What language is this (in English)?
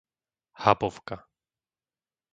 Slovak